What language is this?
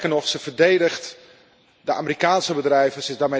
Dutch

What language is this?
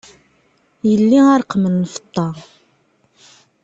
Kabyle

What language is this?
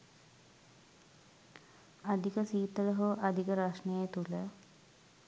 Sinhala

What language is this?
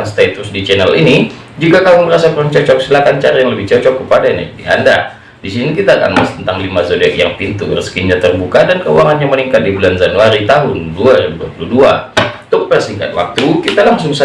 Indonesian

